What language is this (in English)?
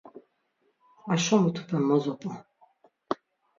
Laz